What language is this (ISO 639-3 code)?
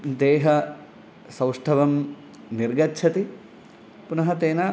san